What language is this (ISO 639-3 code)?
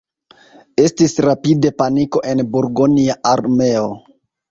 epo